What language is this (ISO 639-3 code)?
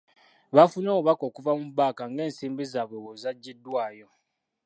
lug